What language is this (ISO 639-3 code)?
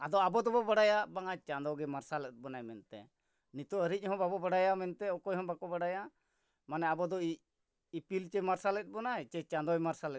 sat